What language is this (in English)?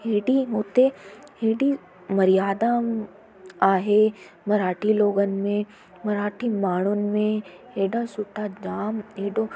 Sindhi